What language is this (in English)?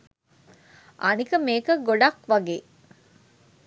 Sinhala